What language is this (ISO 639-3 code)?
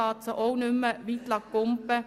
gsw